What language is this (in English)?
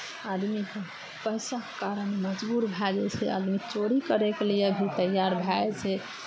Maithili